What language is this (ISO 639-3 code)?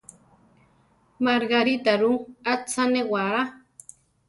tar